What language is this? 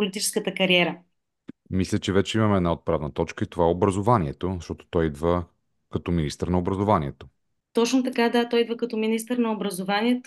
Bulgarian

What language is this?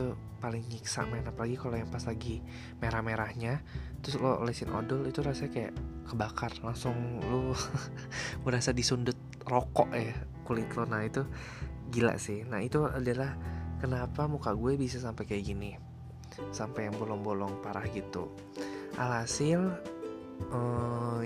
Indonesian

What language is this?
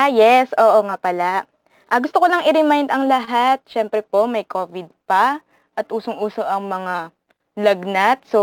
Filipino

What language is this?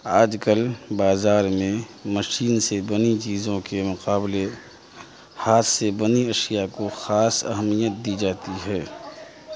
Urdu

